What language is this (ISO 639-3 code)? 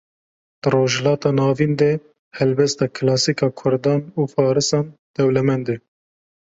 kur